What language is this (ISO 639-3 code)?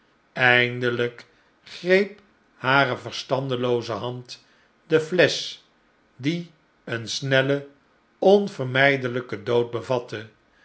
nld